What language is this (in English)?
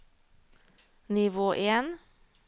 Norwegian